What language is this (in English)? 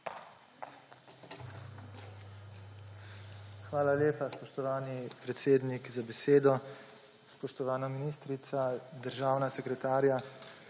Slovenian